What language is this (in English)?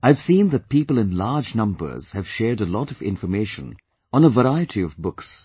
English